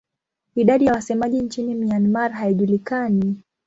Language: Swahili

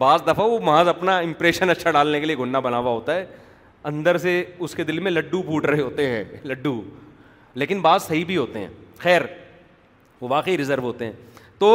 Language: Urdu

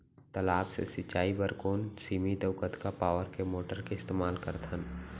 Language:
Chhattisgarhi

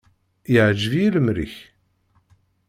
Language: Kabyle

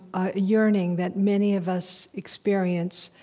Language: English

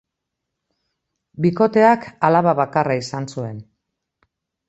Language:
Basque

